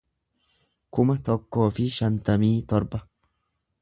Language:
Oromo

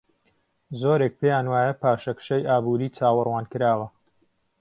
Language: Central Kurdish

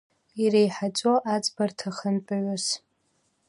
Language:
Abkhazian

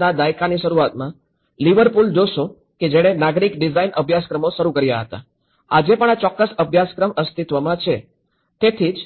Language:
Gujarati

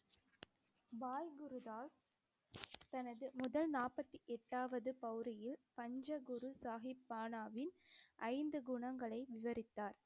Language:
Tamil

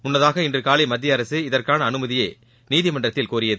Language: Tamil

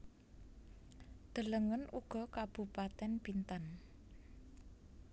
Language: Javanese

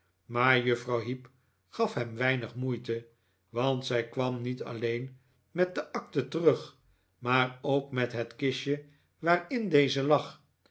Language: Dutch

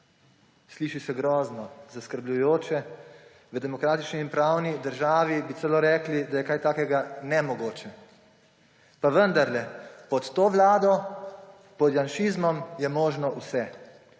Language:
Slovenian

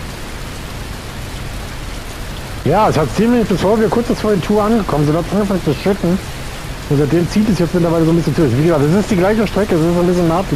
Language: German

